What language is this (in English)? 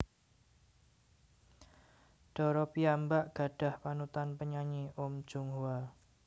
Javanese